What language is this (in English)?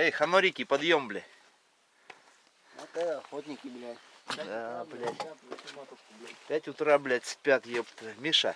Russian